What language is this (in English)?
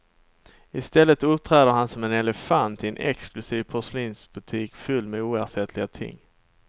Swedish